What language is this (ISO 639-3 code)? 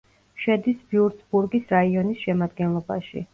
kat